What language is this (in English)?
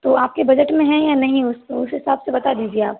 Hindi